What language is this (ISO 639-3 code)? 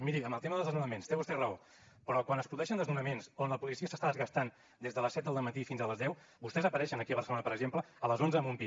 cat